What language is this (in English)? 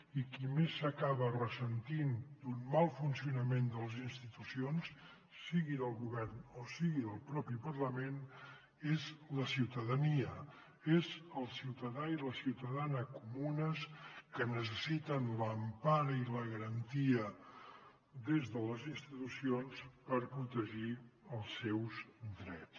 Catalan